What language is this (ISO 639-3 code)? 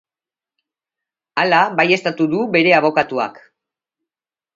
eus